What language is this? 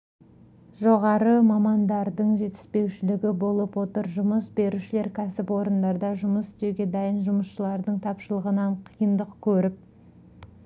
Kazakh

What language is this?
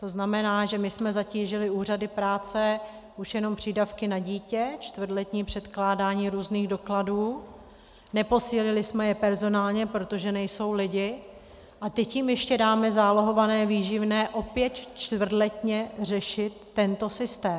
Czech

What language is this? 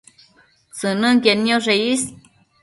Matsés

